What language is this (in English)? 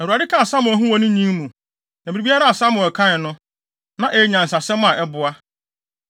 Akan